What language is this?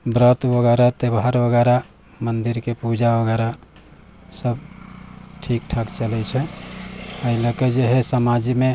Maithili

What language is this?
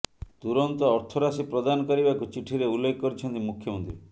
Odia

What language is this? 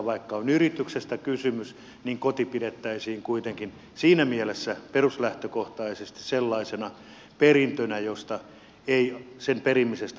Finnish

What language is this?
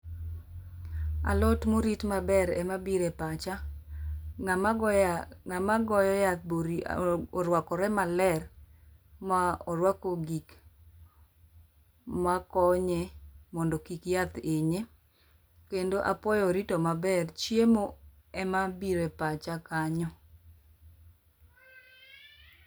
Luo (Kenya and Tanzania)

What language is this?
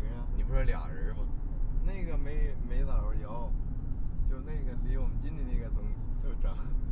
Chinese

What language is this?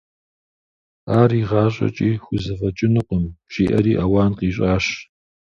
Kabardian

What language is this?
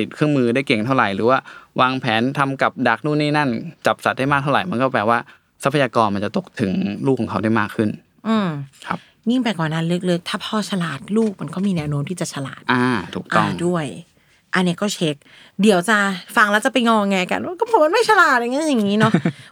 Thai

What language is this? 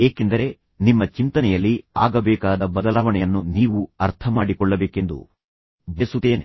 Kannada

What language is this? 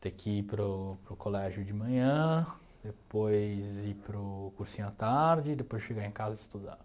Portuguese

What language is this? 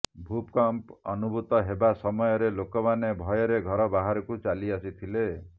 Odia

